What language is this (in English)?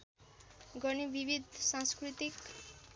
Nepali